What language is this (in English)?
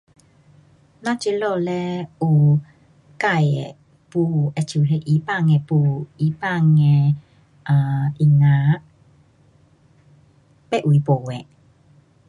Pu-Xian Chinese